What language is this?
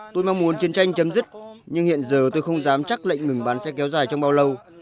Vietnamese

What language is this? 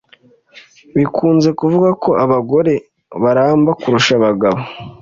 Kinyarwanda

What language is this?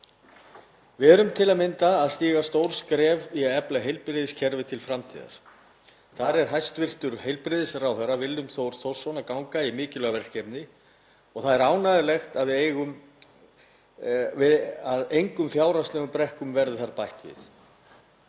Icelandic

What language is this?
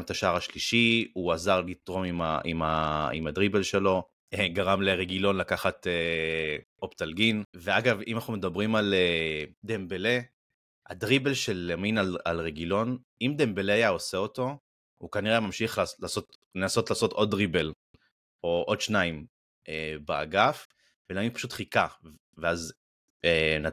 Hebrew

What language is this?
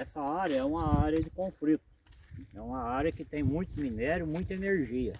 Portuguese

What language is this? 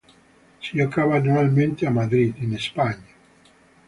Italian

